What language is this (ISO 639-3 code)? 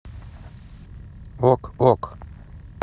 rus